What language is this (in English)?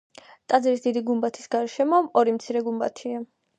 Georgian